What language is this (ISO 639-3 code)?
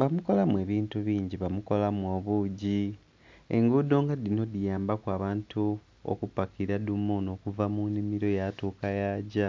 xog